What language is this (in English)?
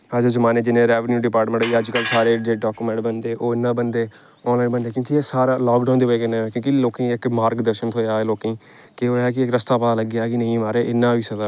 Dogri